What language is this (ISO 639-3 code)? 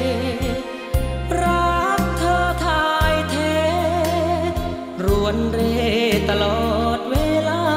tha